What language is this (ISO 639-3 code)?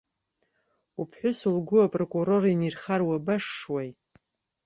abk